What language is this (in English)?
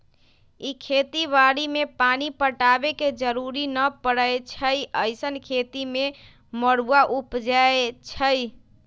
Magahi